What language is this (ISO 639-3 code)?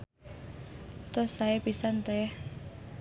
sun